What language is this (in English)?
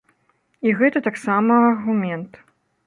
Belarusian